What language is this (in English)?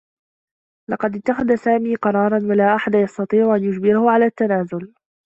Arabic